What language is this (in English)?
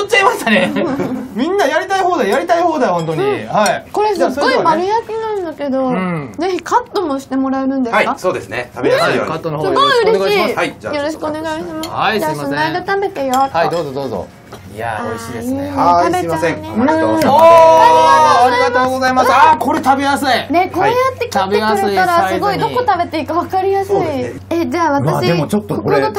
Japanese